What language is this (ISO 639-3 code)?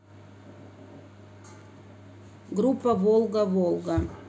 rus